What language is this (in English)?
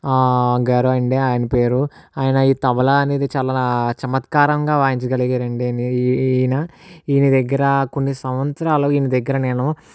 Telugu